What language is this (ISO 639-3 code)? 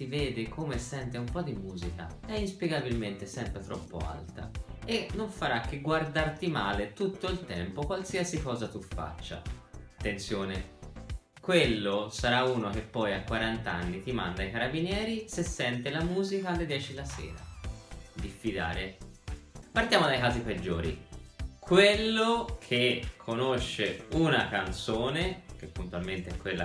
ita